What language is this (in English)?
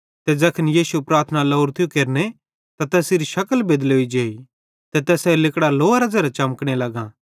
Bhadrawahi